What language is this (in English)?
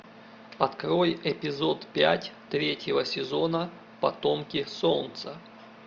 Russian